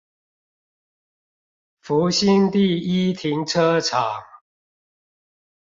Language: Chinese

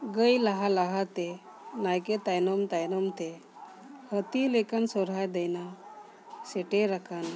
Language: Santali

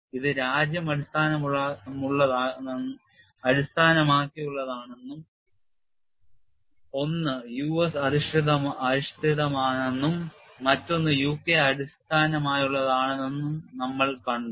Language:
Malayalam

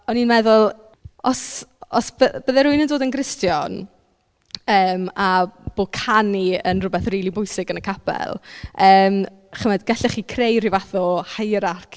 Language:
Welsh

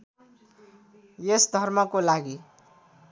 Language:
Nepali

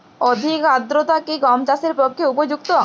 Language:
Bangla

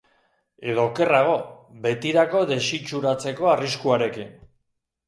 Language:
Basque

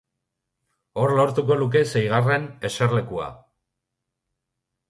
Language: Basque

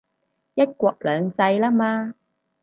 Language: Cantonese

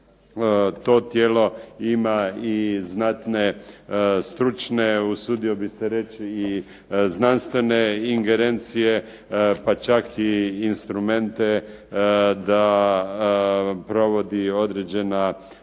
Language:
Croatian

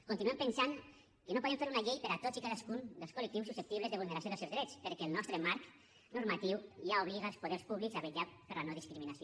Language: Catalan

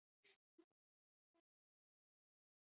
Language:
Basque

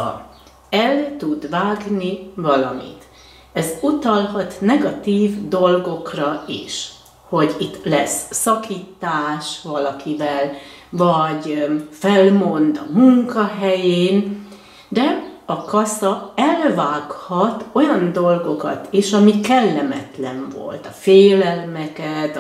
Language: Hungarian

